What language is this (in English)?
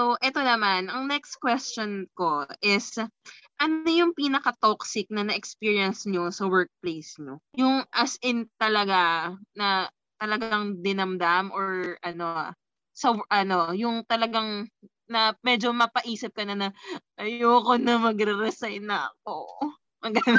Filipino